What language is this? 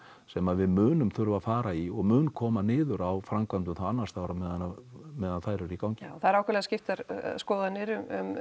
Icelandic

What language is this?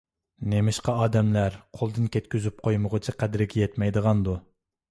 Uyghur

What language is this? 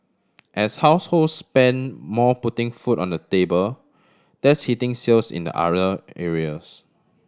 English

